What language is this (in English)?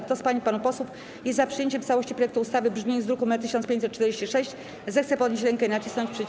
Polish